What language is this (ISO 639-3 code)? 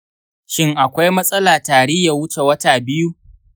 hau